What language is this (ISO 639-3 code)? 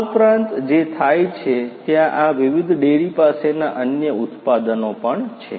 guj